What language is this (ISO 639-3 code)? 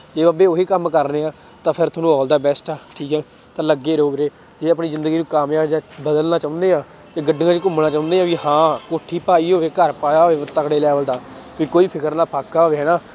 pan